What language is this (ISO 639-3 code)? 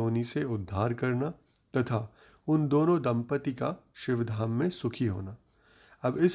hin